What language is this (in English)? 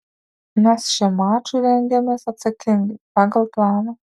Lithuanian